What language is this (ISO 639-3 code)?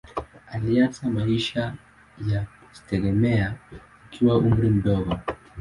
swa